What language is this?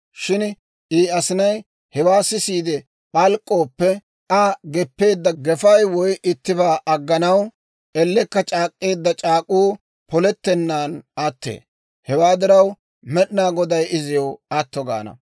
Dawro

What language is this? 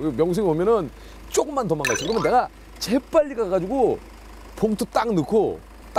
Korean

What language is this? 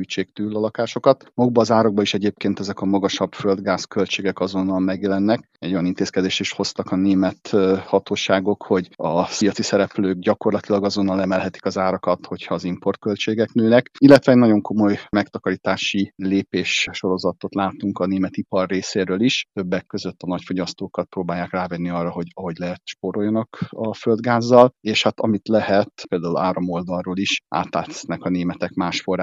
Hungarian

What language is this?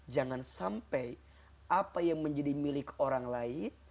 Indonesian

